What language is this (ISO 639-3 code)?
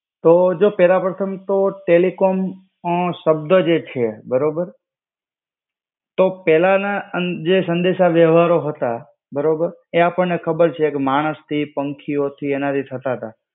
guj